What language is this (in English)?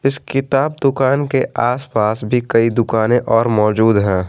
Hindi